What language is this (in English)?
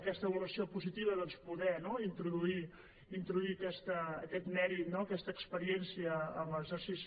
Catalan